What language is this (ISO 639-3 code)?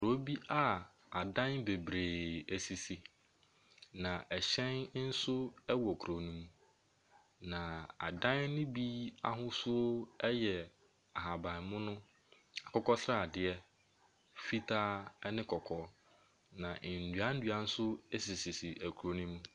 aka